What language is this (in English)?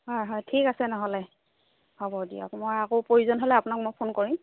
Assamese